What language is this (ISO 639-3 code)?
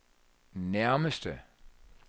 dan